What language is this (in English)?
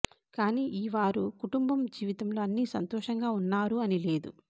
Telugu